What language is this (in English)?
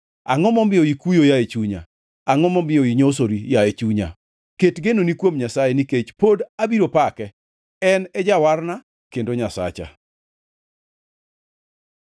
Luo (Kenya and Tanzania)